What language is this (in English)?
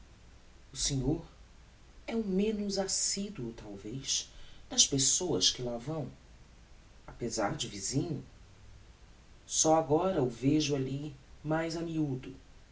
Portuguese